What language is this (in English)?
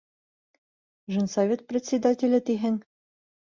Bashkir